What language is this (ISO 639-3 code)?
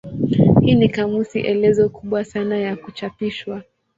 swa